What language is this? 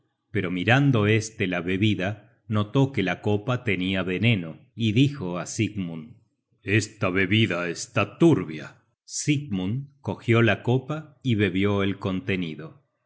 Spanish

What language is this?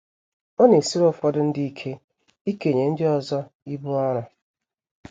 Igbo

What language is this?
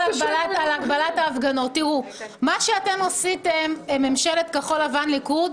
Hebrew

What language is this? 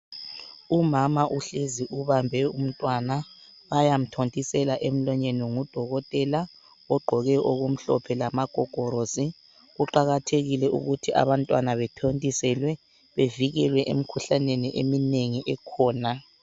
North Ndebele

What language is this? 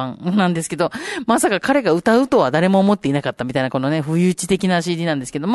Japanese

